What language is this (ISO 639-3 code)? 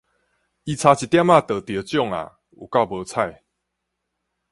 nan